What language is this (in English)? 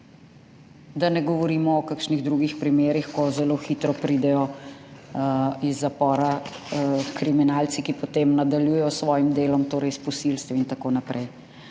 Slovenian